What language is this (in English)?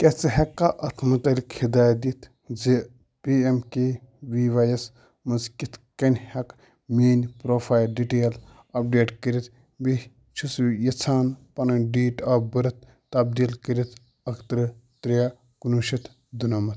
Kashmiri